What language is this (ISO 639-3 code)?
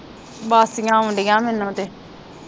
pan